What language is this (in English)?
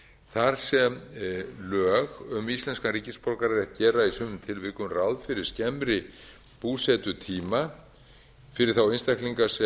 Icelandic